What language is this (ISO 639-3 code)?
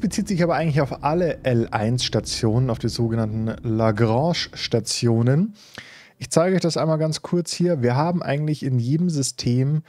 deu